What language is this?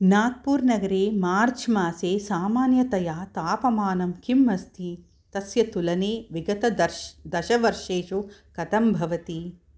Sanskrit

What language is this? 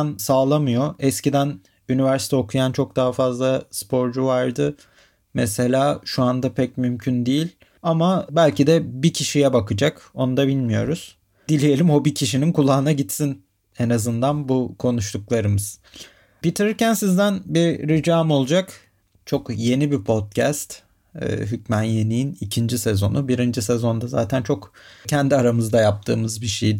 Turkish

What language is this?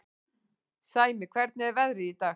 Icelandic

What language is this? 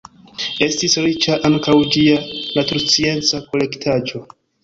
Esperanto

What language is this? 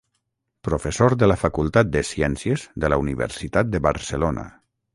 Catalan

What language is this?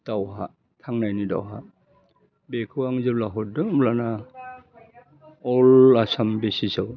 Bodo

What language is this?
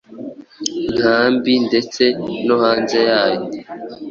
Kinyarwanda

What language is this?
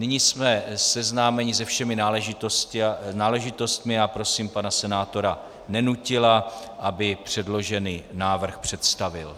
Czech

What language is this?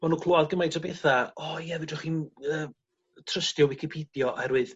Welsh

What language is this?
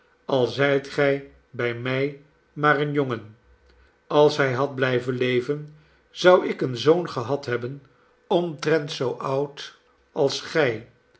Dutch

